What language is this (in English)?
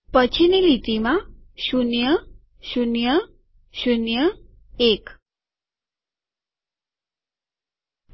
Gujarati